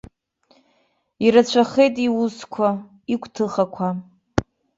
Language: Abkhazian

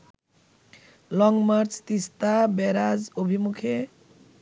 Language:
Bangla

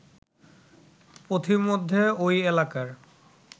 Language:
Bangla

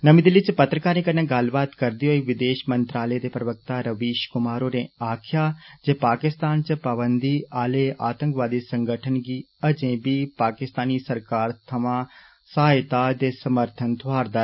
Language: Dogri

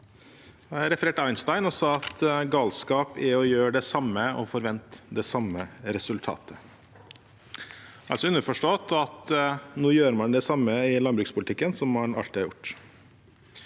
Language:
Norwegian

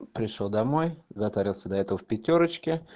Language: Russian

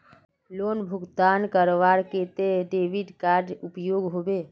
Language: Magahi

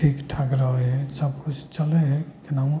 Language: Maithili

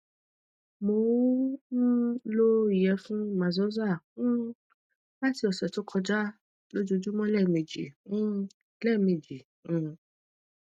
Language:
Yoruba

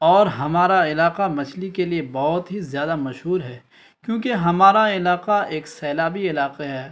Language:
Urdu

